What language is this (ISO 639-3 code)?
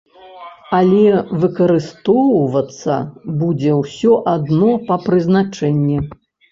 bel